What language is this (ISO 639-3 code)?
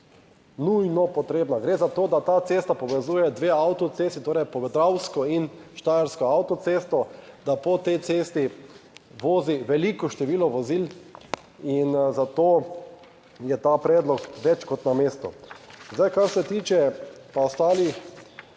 slv